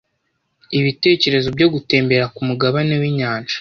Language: Kinyarwanda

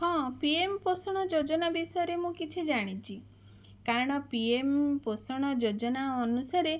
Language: Odia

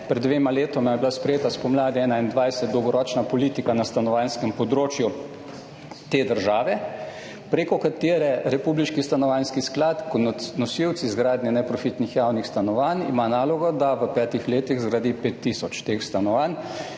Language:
Slovenian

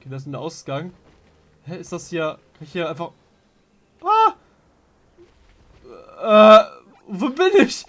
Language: German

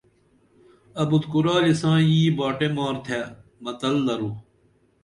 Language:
Dameli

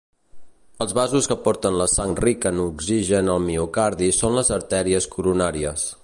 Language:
Catalan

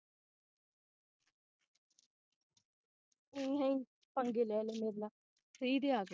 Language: Punjabi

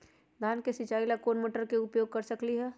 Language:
Magahi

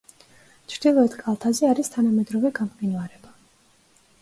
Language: Georgian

